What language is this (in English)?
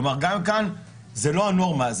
Hebrew